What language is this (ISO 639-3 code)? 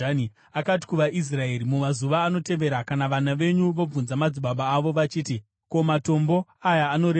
sna